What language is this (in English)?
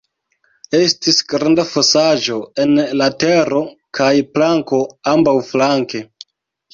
Esperanto